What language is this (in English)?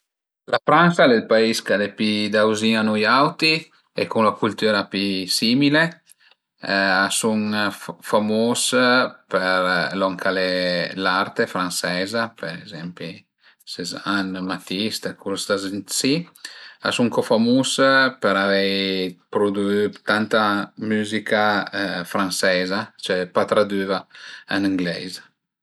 Piedmontese